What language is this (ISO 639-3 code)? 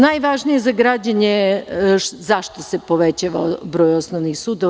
srp